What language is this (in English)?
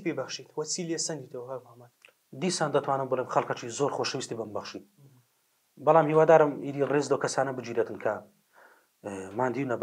Arabic